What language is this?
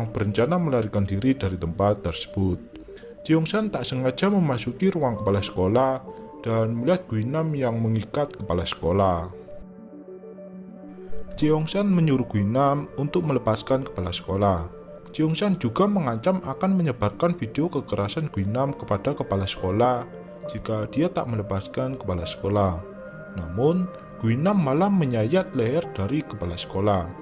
Indonesian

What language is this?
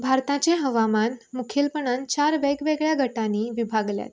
Konkani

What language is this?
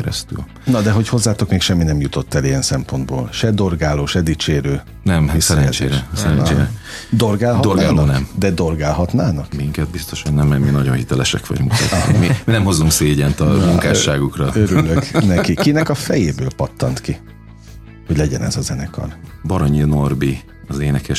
Hungarian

